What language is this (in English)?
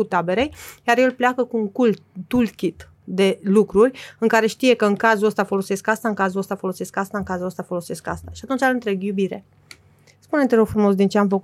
Romanian